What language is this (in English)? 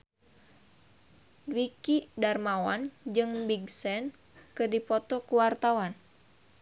Sundanese